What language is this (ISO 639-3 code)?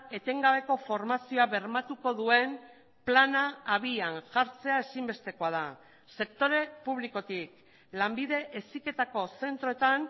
eus